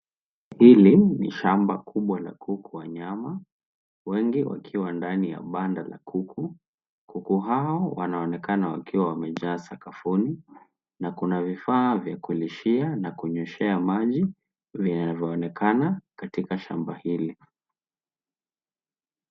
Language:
Swahili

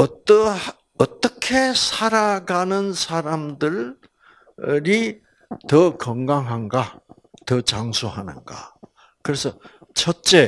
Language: Korean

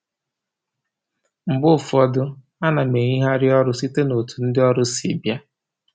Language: Igbo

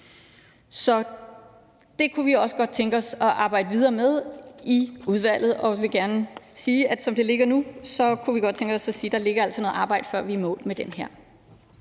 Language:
Danish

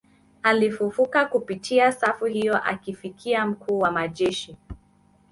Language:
Swahili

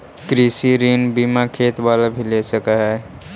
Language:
Magahi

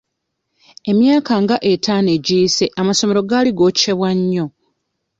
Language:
Ganda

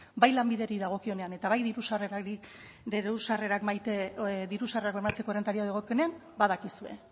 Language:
Basque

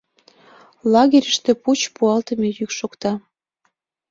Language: Mari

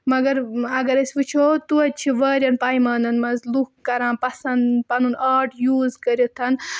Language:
Kashmiri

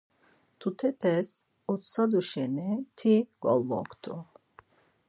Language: Laz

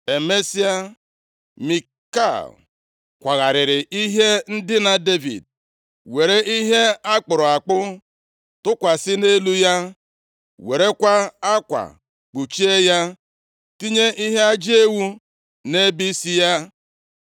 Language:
Igbo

